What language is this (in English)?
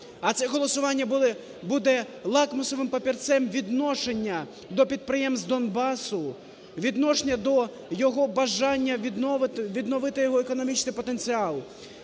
Ukrainian